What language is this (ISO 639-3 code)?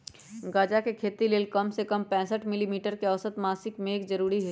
mag